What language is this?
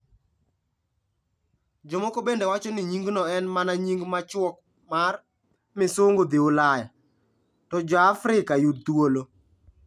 Luo (Kenya and Tanzania)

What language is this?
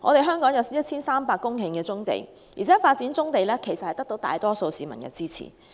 Cantonese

